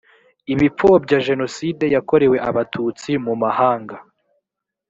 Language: Kinyarwanda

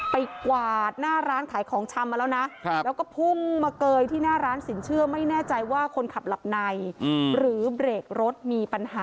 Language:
Thai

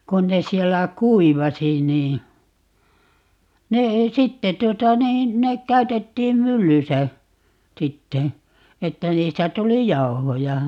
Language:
Finnish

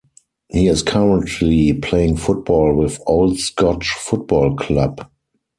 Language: English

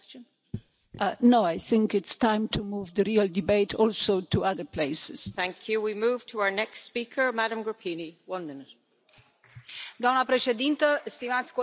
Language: Romanian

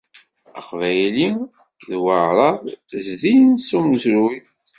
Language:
Kabyle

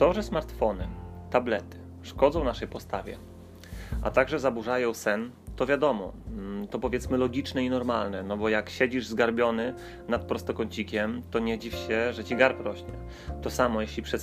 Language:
Polish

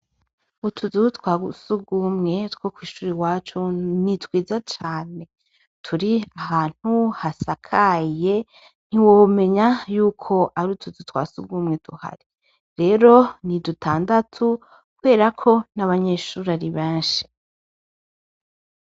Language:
Rundi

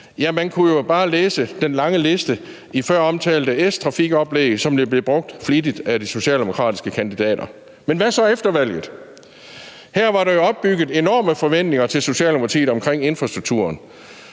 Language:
Danish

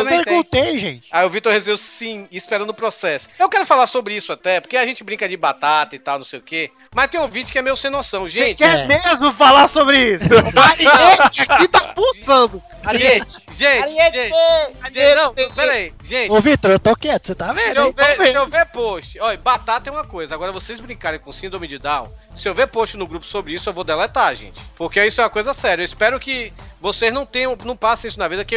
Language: Portuguese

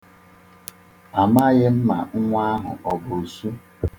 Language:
Igbo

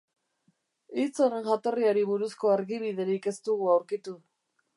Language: Basque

